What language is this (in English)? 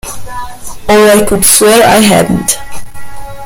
English